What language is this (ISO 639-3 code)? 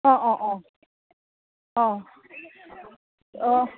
asm